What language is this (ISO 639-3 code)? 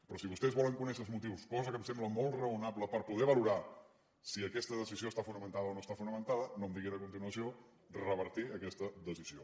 cat